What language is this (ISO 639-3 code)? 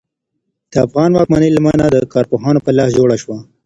pus